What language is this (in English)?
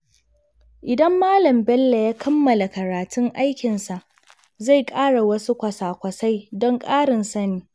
Hausa